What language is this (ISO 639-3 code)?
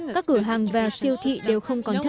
vie